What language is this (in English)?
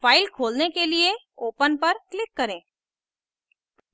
Hindi